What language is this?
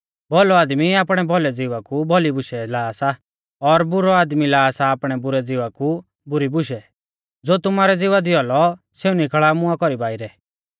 Mahasu Pahari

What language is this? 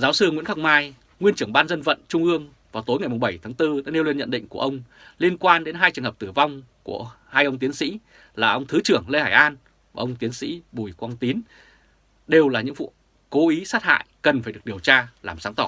Vietnamese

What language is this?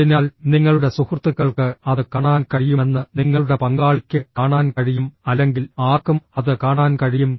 Malayalam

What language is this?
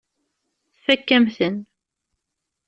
Kabyle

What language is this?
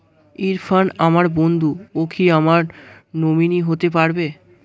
Bangla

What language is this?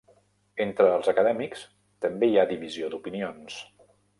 Catalan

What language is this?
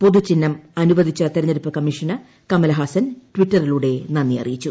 Malayalam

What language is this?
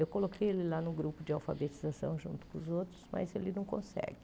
Portuguese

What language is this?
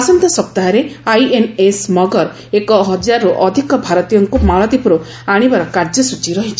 Odia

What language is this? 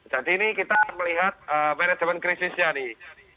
Indonesian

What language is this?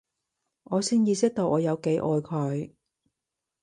Cantonese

